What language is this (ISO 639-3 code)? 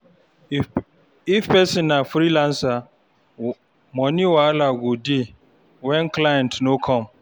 pcm